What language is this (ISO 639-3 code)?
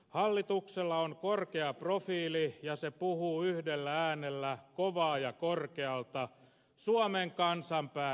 fin